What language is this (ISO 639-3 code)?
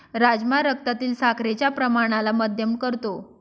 mar